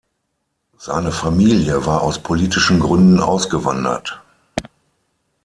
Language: German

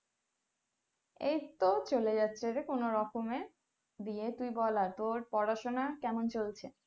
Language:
Bangla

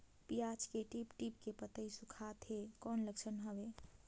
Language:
Chhattisgarhi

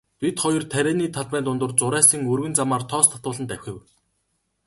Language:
Mongolian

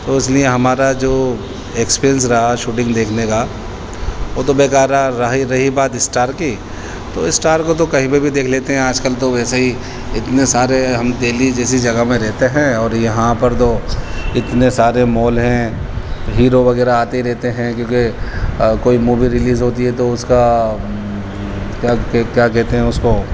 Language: Urdu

